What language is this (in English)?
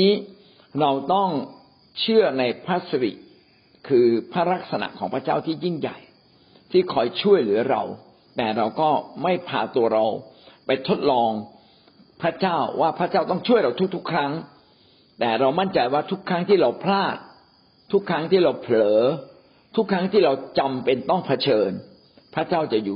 Thai